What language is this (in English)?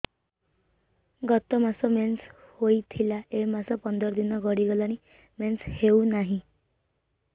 Odia